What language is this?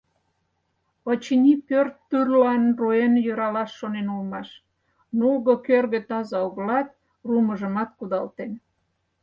Mari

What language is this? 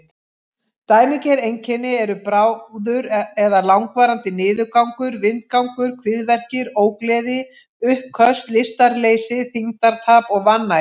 Icelandic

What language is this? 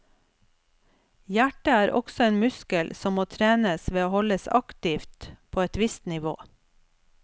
Norwegian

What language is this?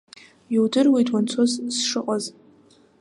Abkhazian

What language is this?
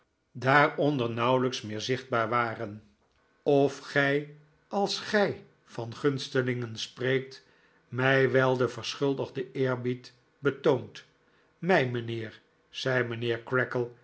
Dutch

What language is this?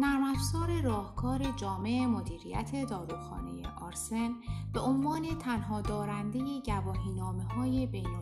Persian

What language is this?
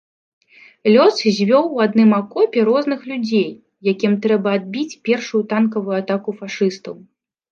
Belarusian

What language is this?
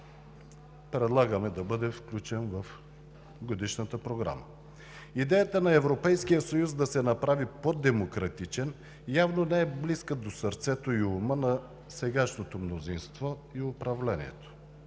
Bulgarian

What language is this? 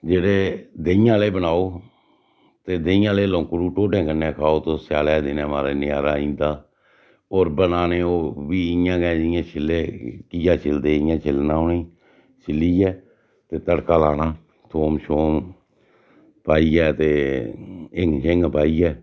Dogri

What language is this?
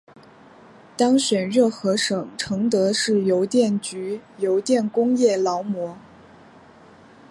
Chinese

